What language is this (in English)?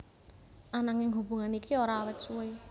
Javanese